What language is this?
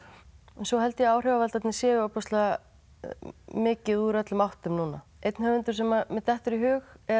Icelandic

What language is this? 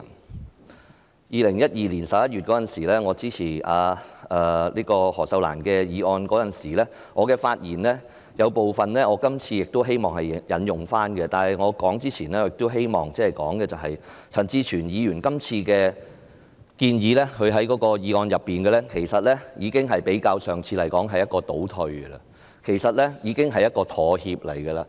Cantonese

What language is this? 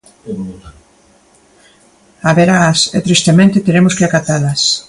Galician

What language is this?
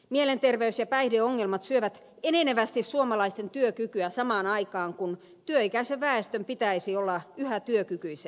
Finnish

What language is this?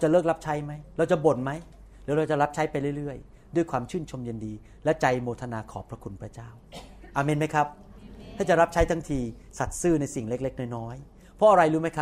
Thai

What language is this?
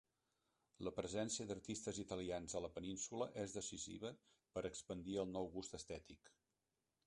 Catalan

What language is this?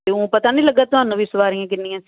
Punjabi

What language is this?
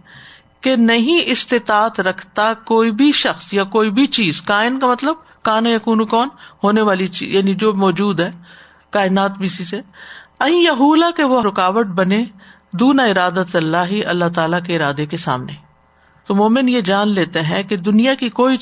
Urdu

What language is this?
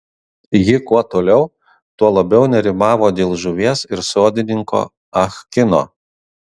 Lithuanian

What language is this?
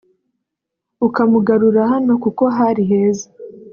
Kinyarwanda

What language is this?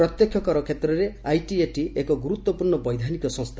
Odia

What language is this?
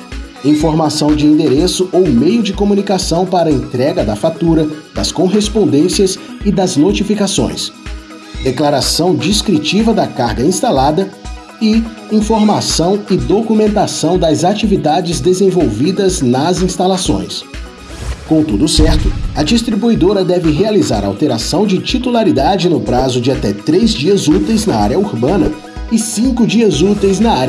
Portuguese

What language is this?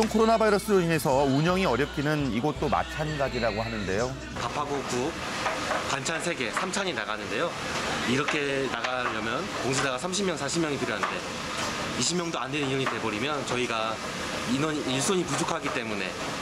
Korean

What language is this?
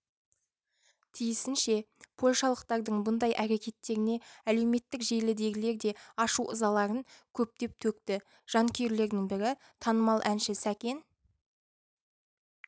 Kazakh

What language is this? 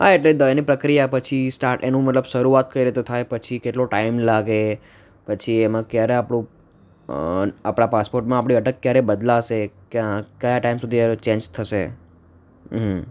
Gujarati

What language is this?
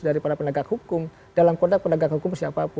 Indonesian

